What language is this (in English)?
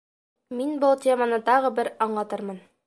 Bashkir